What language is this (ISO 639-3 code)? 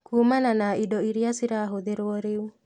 kik